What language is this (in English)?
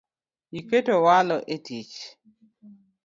Luo (Kenya and Tanzania)